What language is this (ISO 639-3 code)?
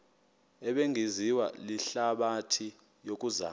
xho